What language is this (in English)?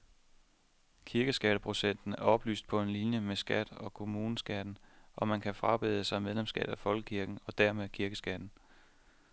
Danish